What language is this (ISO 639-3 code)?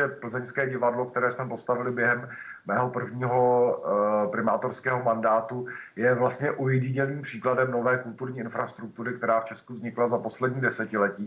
ces